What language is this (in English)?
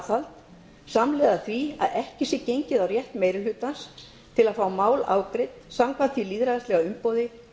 Icelandic